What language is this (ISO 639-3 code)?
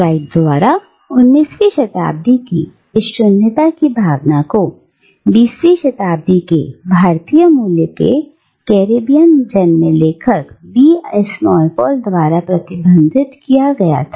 hin